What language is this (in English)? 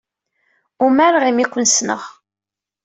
Kabyle